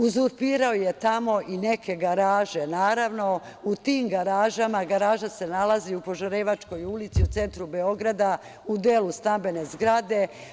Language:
Serbian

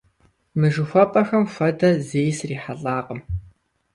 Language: Kabardian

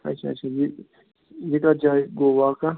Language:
Kashmiri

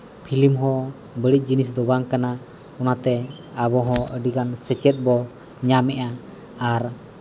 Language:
Santali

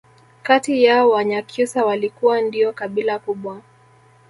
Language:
Swahili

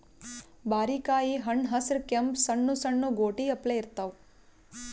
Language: Kannada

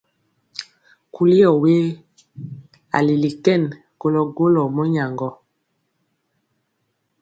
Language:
Mpiemo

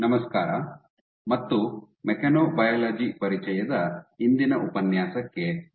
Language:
Kannada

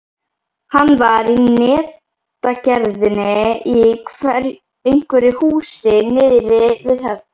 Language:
Icelandic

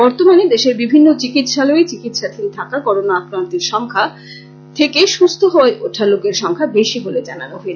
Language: Bangla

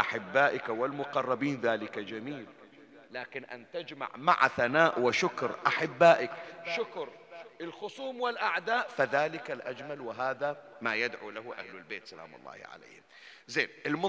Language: Arabic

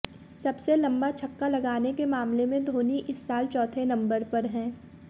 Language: Hindi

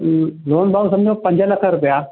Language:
Sindhi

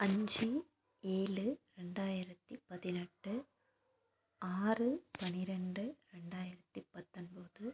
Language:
Tamil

